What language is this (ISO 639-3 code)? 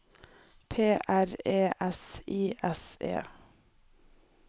nor